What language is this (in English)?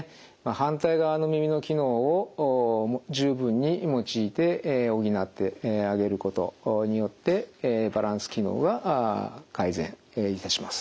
Japanese